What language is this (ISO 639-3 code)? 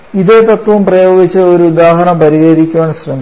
mal